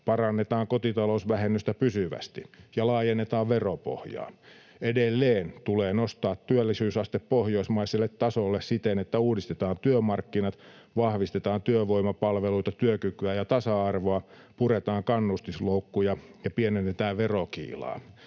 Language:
Finnish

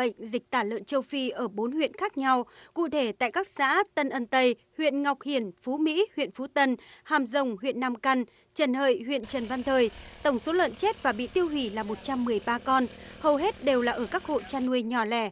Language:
Vietnamese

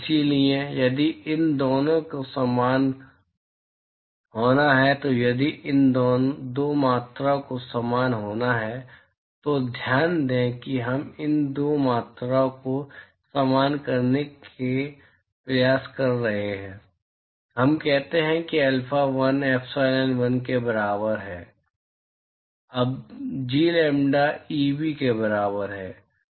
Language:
Hindi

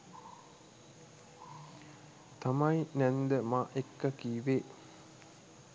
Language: Sinhala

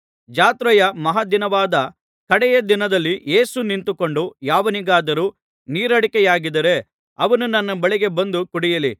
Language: Kannada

